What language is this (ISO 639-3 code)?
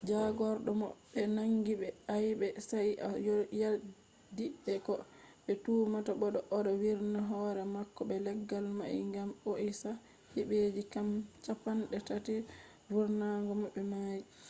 ful